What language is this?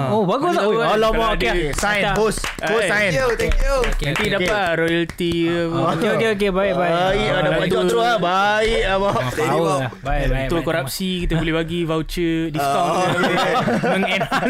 Malay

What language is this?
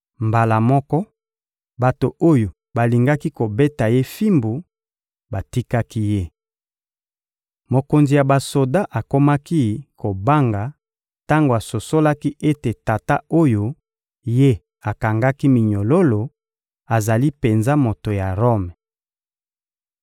Lingala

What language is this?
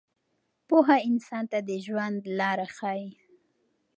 Pashto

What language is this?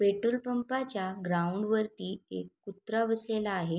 Marathi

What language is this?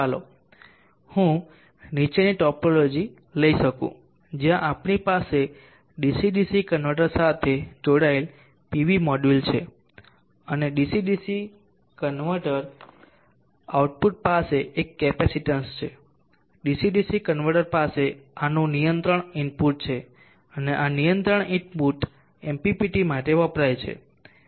Gujarati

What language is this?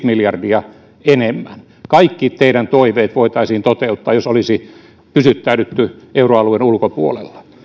Finnish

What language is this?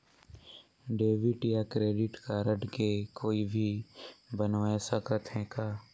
Chhattisgarhi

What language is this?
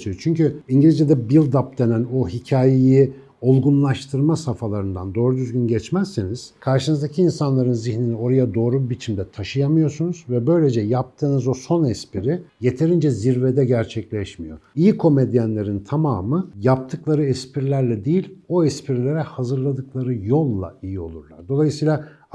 Turkish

